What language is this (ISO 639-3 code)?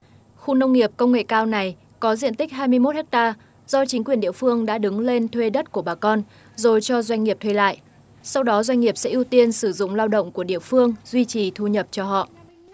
vie